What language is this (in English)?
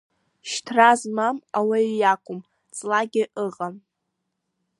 Abkhazian